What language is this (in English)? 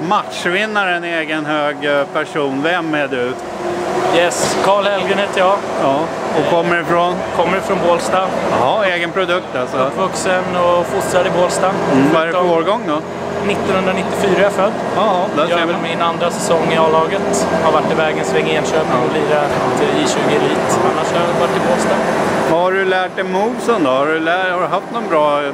Swedish